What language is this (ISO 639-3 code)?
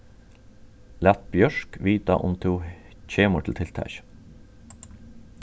fao